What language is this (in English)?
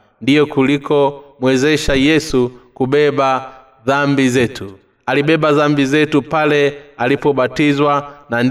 Swahili